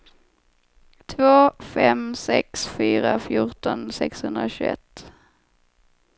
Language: Swedish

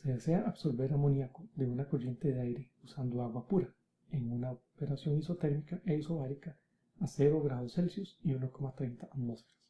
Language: Spanish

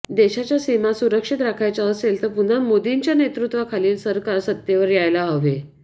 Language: Marathi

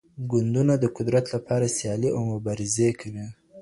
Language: Pashto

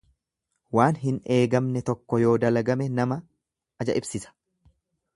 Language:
Oromo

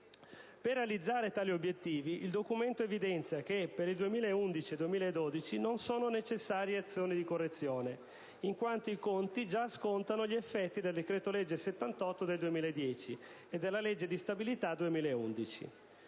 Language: Italian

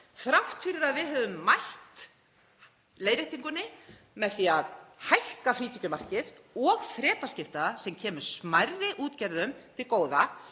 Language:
Icelandic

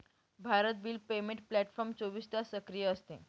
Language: Marathi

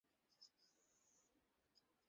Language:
Bangla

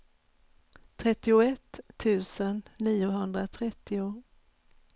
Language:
Swedish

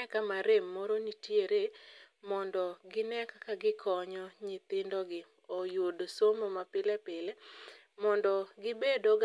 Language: Luo (Kenya and Tanzania)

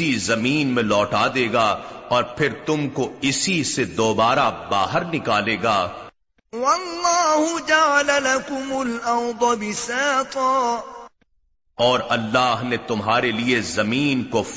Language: Urdu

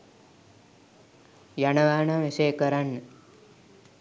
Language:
Sinhala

